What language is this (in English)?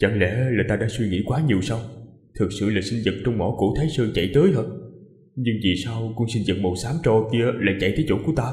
Vietnamese